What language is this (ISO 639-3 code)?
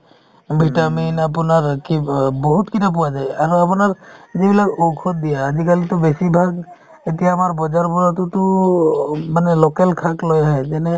asm